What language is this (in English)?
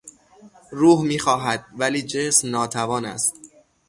Persian